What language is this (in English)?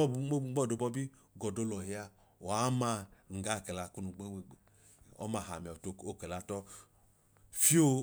Idoma